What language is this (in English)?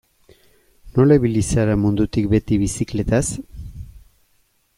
Basque